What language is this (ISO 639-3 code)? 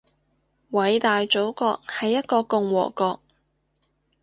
yue